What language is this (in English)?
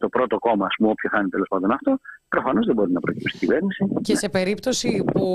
Greek